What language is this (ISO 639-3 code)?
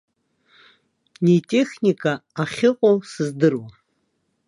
abk